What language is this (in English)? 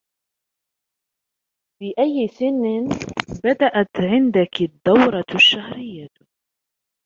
Arabic